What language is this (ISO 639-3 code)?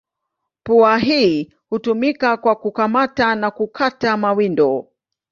swa